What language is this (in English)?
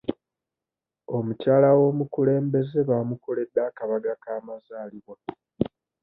Ganda